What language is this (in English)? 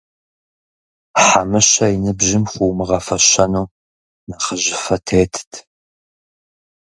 Kabardian